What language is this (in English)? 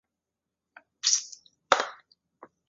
Chinese